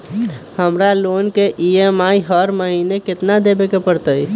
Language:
Magahi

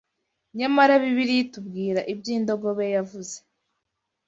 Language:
Kinyarwanda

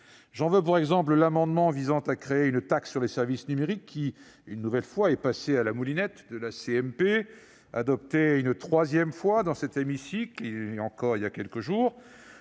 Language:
French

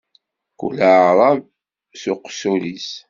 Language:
Kabyle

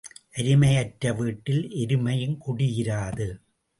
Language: Tamil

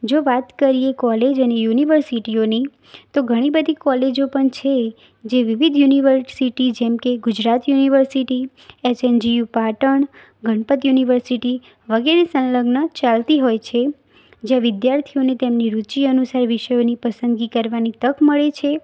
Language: Gujarati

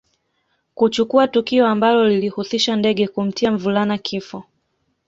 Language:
Swahili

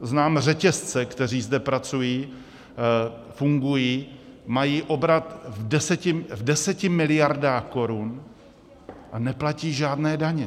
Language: Czech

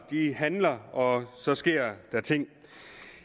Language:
Danish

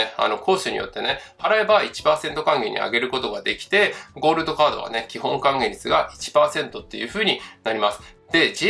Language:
Japanese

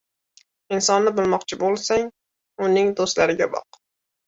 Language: Uzbek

